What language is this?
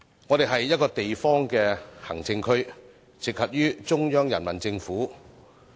Cantonese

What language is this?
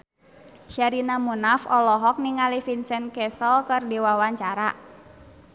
Sundanese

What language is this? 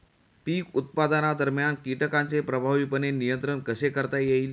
Marathi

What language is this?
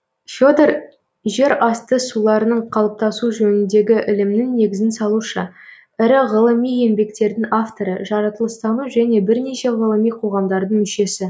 Kazakh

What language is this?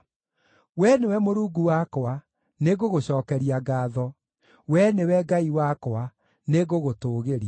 Kikuyu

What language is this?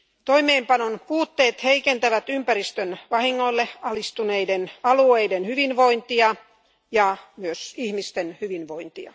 Finnish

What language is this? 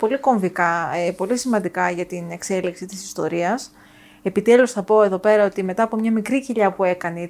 Greek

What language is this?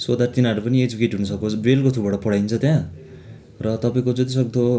Nepali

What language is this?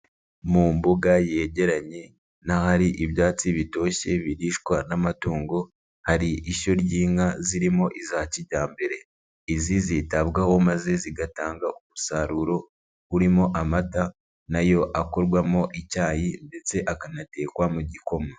Kinyarwanda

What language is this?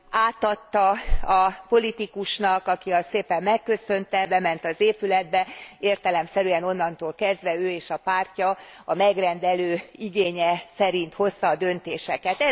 Hungarian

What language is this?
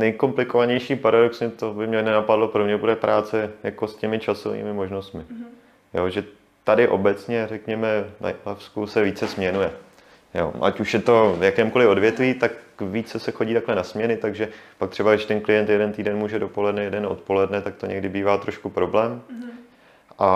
Czech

